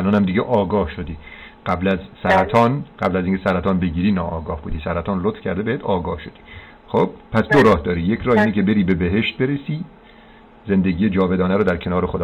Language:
Persian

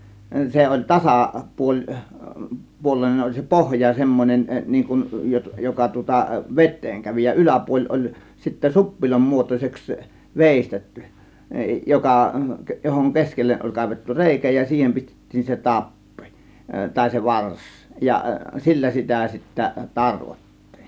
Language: Finnish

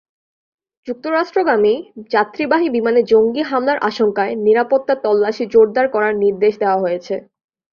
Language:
Bangla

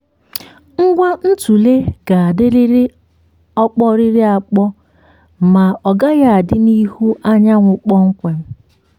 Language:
Igbo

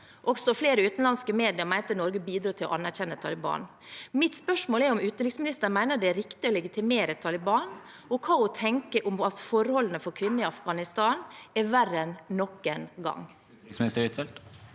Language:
Norwegian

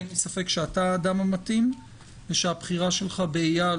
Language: Hebrew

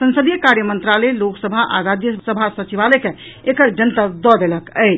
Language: Maithili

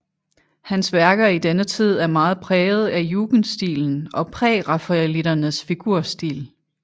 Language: Danish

